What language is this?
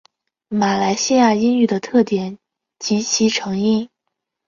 Chinese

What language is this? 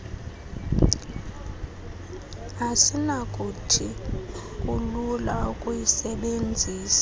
Xhosa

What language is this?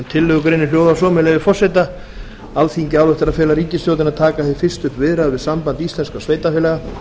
Icelandic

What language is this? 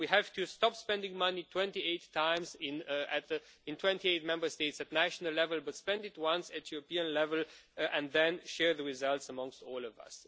English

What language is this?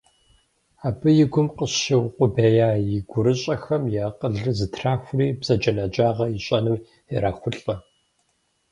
Kabardian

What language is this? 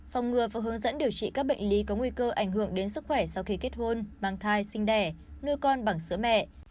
Vietnamese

